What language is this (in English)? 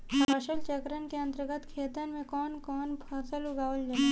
Bhojpuri